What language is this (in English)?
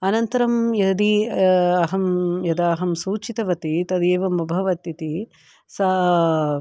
Sanskrit